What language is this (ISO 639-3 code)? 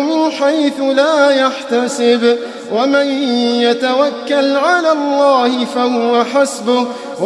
ara